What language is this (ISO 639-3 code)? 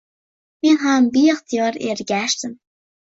uzb